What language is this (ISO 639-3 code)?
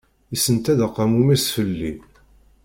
kab